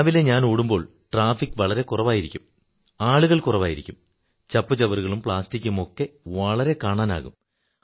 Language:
Malayalam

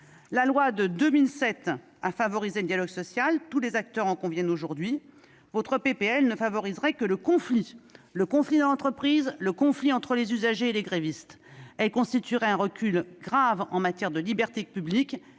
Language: French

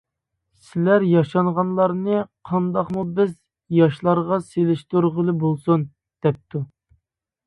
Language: Uyghur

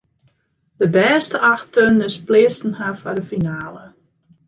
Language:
Western Frisian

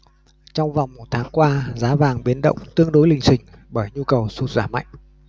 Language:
Vietnamese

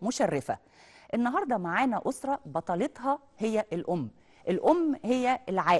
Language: Arabic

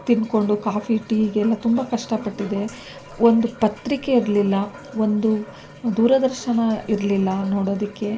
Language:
Kannada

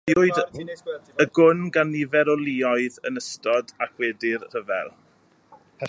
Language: Welsh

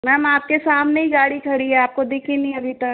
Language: Hindi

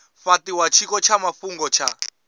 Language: Venda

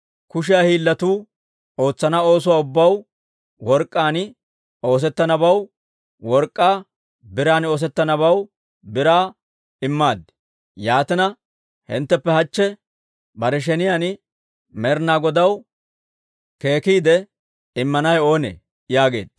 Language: Dawro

